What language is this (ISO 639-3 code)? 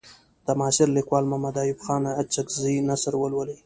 pus